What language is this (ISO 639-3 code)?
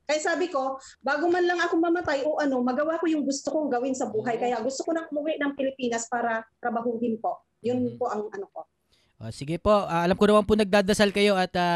fil